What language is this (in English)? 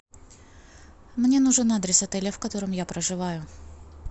Russian